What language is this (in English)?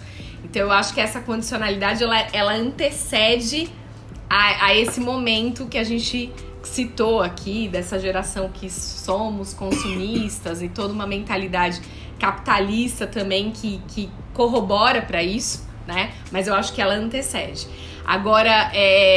Portuguese